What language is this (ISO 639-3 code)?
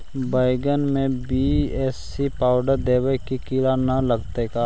mag